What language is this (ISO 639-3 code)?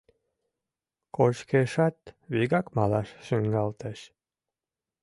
chm